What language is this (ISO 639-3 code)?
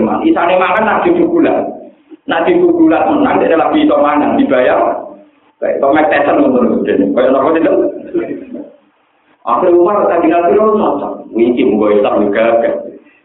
ind